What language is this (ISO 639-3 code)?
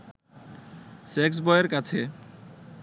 ben